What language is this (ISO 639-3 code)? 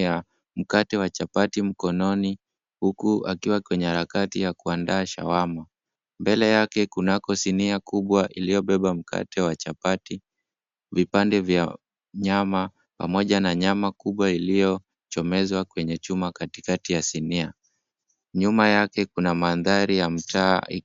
swa